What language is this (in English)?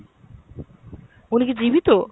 Bangla